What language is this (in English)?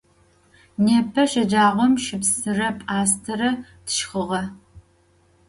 Adyghe